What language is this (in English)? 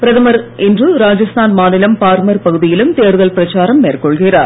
Tamil